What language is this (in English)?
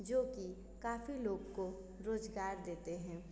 Hindi